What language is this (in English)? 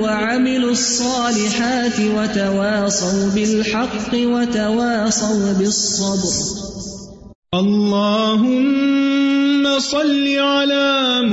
Urdu